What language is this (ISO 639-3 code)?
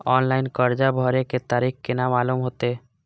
mai